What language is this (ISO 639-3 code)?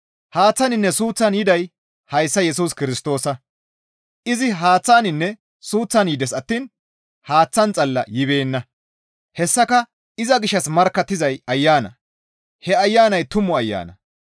gmv